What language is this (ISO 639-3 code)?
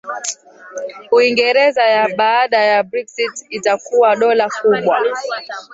swa